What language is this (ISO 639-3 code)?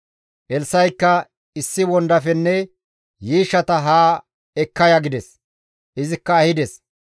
gmv